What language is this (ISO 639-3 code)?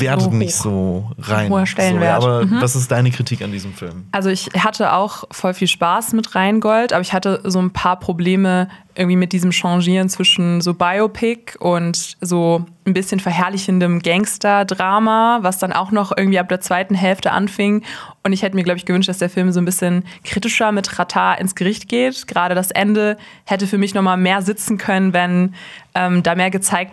deu